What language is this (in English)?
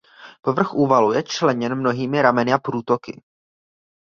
Czech